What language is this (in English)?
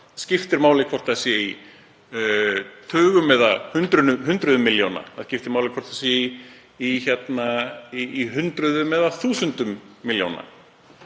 Icelandic